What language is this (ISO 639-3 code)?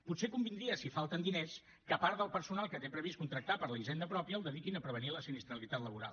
cat